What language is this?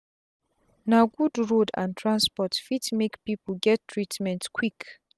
Nigerian Pidgin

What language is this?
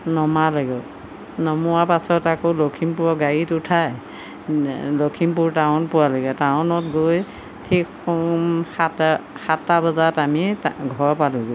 Assamese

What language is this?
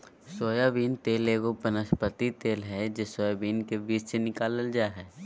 Magahi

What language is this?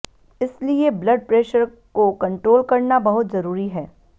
Hindi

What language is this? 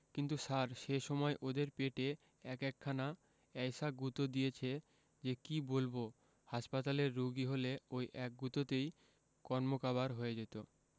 Bangla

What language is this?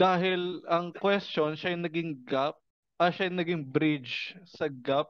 Filipino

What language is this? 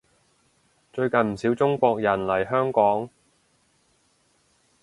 Cantonese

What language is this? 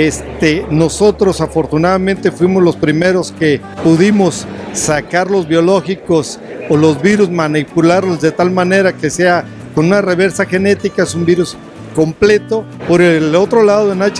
Spanish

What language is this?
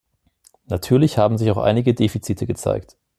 German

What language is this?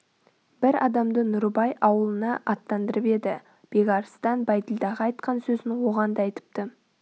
Kazakh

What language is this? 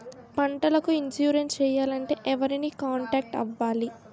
Telugu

